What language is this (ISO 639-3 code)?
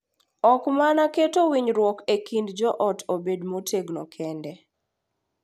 luo